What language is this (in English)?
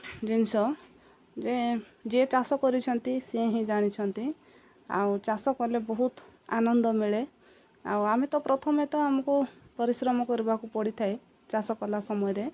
Odia